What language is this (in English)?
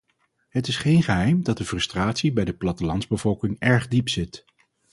Dutch